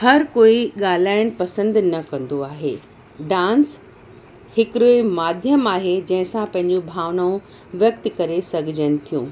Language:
Sindhi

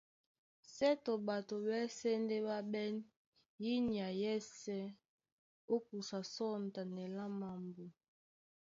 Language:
Duala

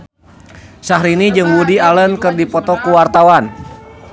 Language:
Sundanese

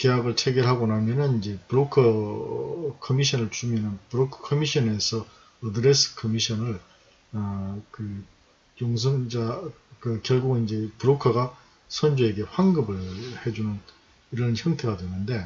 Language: Korean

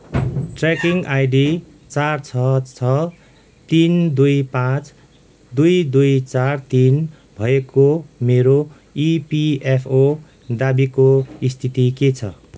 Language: Nepali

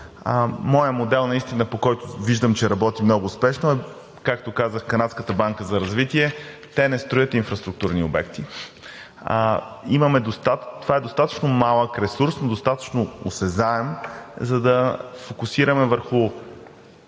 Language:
Bulgarian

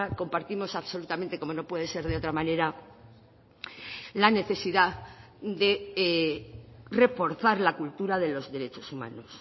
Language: Spanish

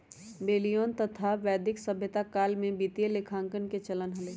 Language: Magahi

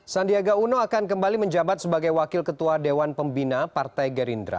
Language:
Indonesian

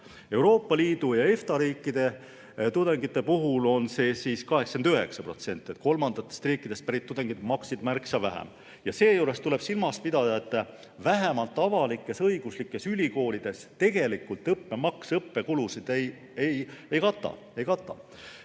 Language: Estonian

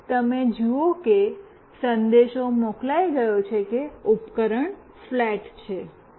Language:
Gujarati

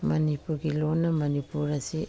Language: Manipuri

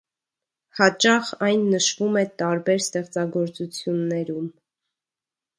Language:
Armenian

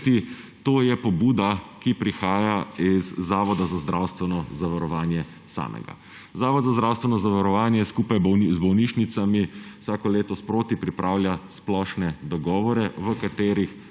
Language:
Slovenian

